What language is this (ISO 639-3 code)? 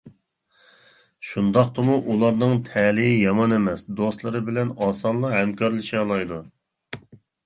uig